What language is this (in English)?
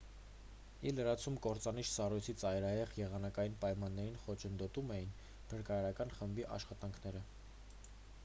Armenian